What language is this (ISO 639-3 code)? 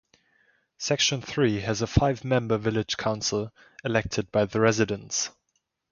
eng